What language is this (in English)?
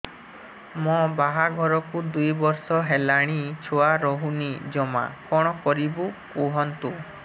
Odia